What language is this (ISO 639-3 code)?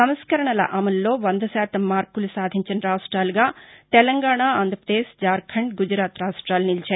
tel